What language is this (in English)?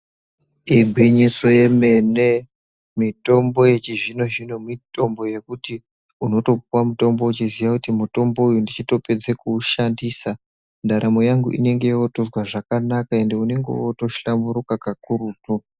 Ndau